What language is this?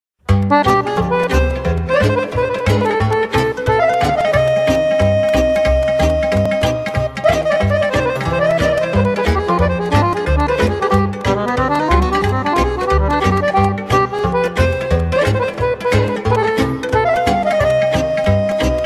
Romanian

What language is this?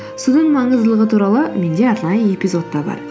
Kazakh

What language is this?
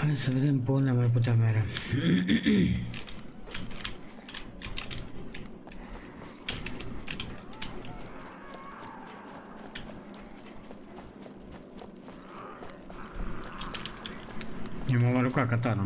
Romanian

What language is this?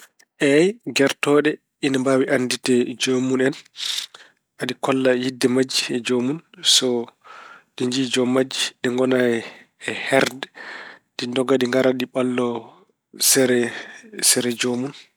Fula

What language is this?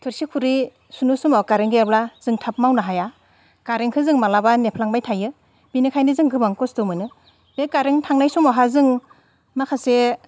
Bodo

